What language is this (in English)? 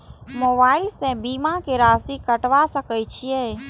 Maithili